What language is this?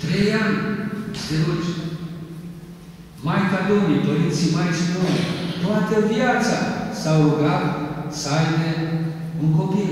Romanian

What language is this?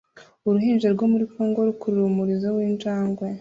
Kinyarwanda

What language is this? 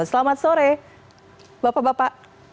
Indonesian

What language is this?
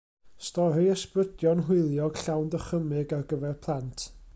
Welsh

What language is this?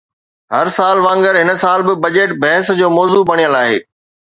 Sindhi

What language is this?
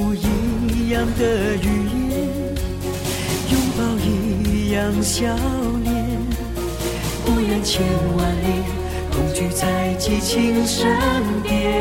Chinese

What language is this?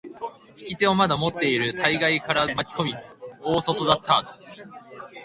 Japanese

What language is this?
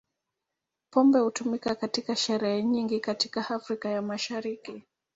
Swahili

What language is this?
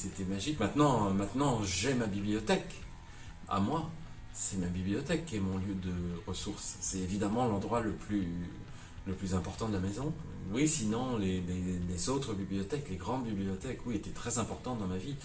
French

